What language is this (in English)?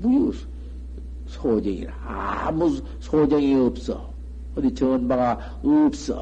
Korean